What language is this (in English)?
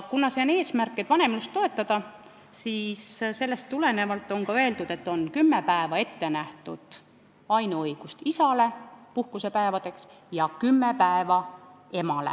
Estonian